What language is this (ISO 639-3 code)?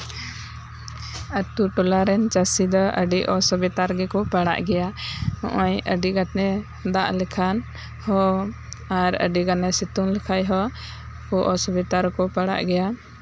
sat